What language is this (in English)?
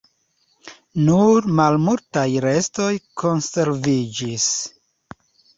Esperanto